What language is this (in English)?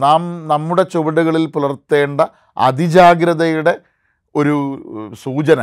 Malayalam